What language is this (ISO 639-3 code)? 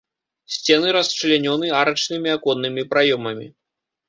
bel